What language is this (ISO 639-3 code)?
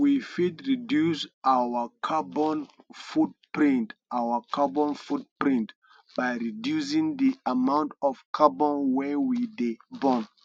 pcm